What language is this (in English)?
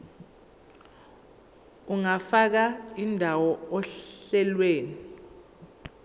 Zulu